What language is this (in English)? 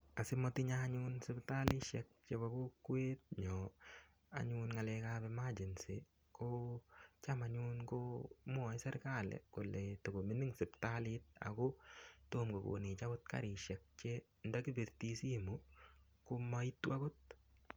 Kalenjin